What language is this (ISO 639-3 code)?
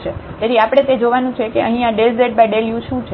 guj